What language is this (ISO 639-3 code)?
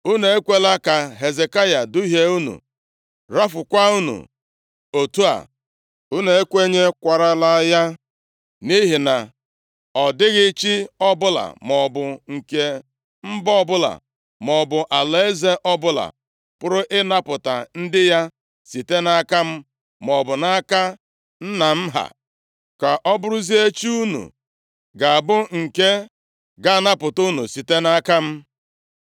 ibo